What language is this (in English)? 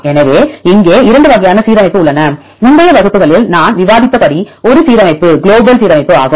Tamil